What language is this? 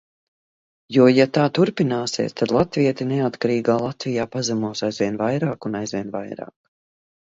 Latvian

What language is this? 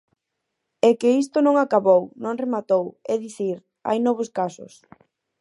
Galician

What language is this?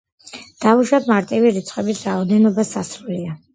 Georgian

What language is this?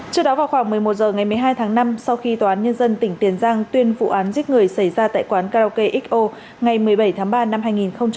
Vietnamese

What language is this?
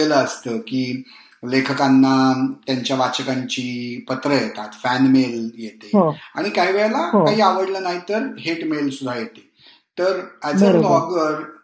Marathi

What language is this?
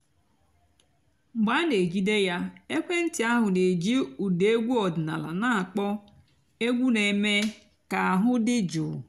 Igbo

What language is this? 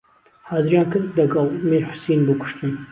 Central Kurdish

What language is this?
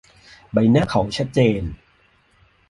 Thai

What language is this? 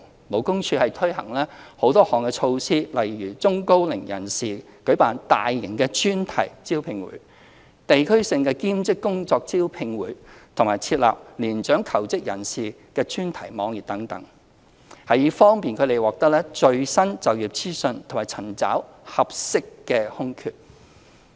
Cantonese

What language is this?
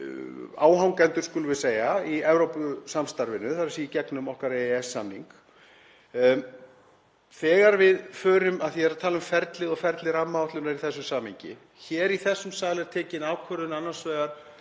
Icelandic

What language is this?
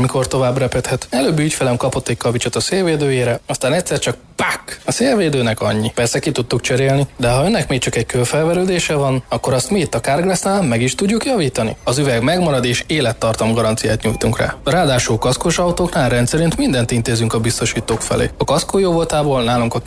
Hungarian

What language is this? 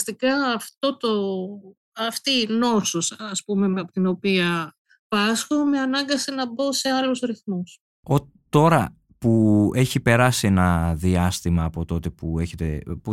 Greek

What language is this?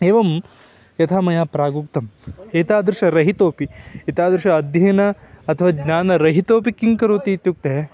Sanskrit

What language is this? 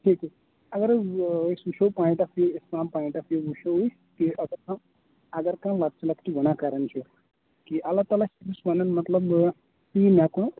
Kashmiri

